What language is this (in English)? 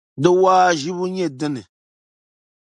Dagbani